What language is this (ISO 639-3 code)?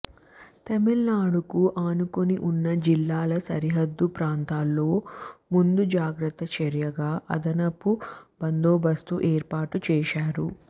tel